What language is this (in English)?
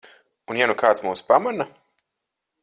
Latvian